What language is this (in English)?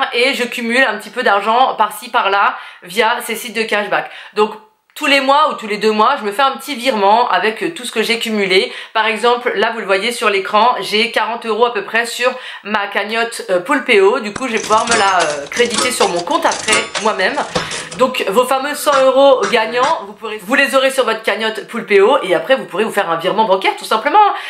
French